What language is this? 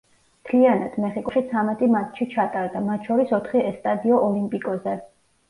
Georgian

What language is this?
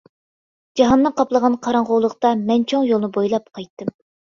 Uyghur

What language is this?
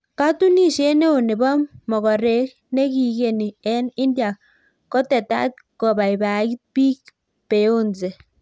Kalenjin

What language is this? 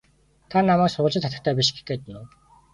Mongolian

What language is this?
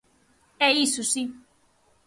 Galician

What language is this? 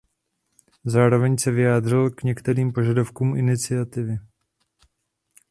Czech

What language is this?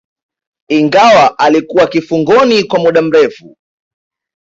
Swahili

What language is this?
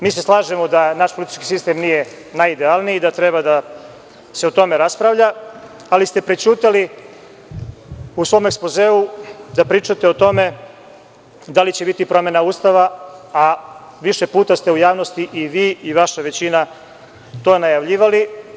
Serbian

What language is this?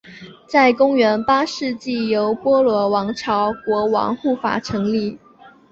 Chinese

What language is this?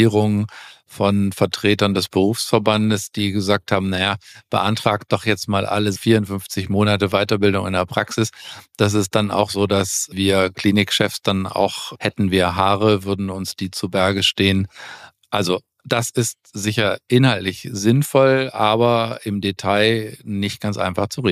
German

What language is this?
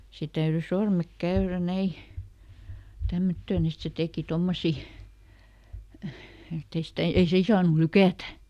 Finnish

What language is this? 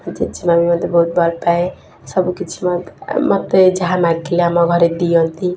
Odia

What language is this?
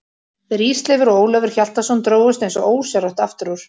Icelandic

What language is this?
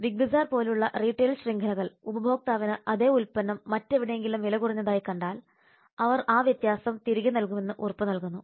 Malayalam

